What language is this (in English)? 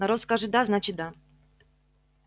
Russian